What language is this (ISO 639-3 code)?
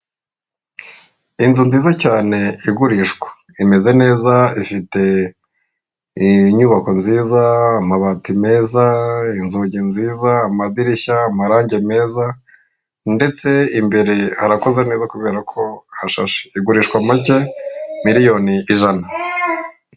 kin